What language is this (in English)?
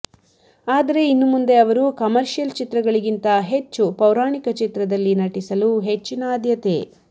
Kannada